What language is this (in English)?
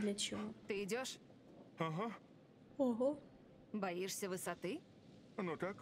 Russian